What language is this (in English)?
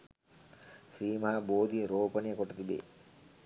Sinhala